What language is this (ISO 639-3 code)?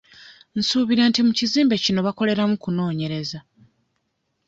lug